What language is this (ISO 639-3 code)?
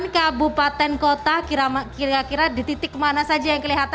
ind